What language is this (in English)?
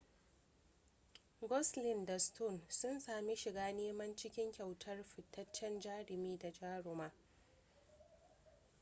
Hausa